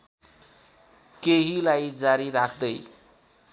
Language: Nepali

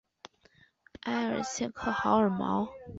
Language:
Chinese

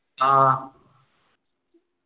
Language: Malayalam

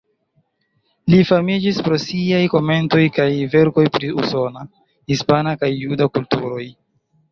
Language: Esperanto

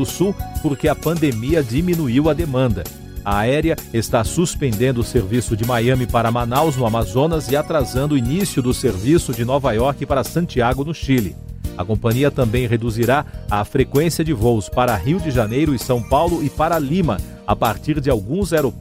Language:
Portuguese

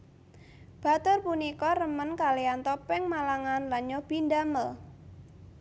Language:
Javanese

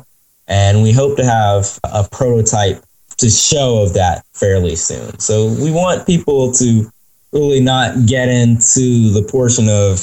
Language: English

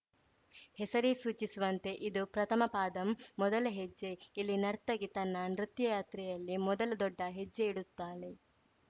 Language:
Kannada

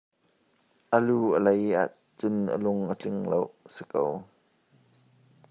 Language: Hakha Chin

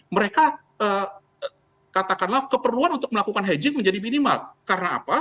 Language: Indonesian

